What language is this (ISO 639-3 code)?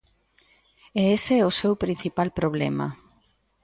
glg